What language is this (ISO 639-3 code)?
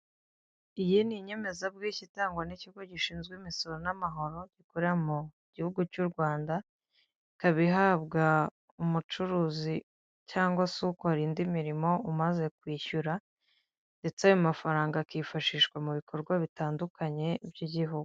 kin